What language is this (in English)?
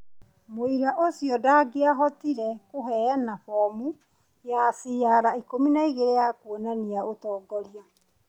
Kikuyu